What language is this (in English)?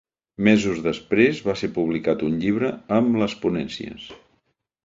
Catalan